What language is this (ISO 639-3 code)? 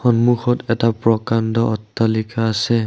asm